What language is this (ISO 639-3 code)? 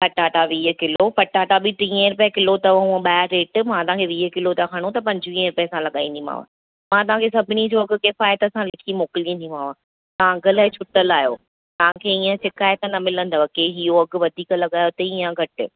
snd